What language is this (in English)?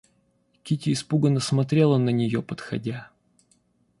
Russian